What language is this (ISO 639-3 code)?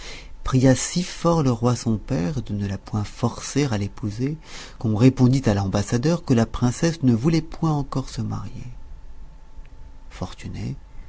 fra